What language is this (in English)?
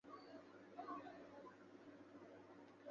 Chinese